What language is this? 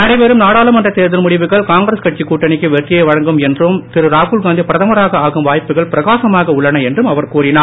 Tamil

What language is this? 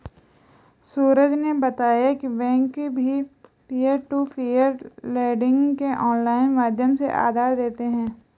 Hindi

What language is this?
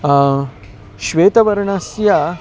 Sanskrit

